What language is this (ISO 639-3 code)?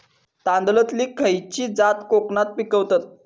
mar